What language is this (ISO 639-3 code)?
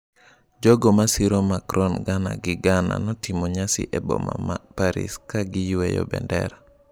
luo